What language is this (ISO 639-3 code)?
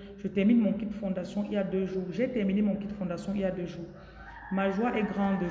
fra